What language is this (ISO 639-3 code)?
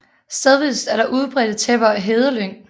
dan